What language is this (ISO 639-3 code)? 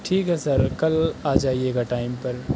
urd